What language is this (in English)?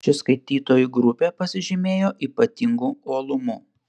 Lithuanian